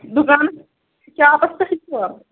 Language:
Kashmiri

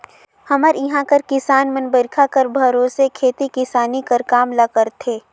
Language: Chhattisgarhi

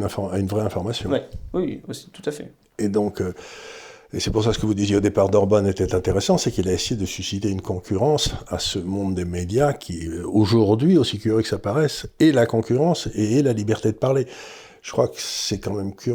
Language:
French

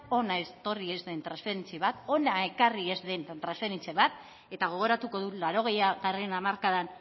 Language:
Basque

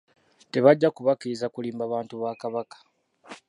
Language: Ganda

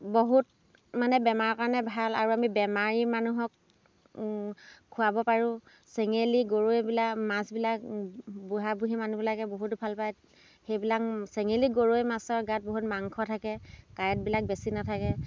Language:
Assamese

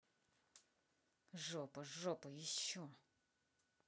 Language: Russian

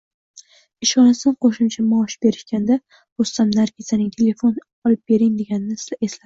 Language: Uzbek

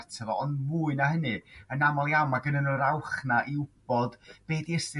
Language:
Welsh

